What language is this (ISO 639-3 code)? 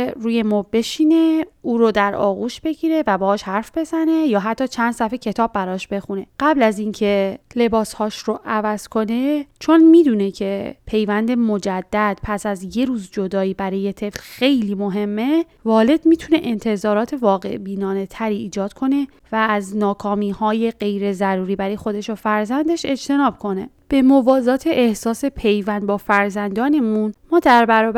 fas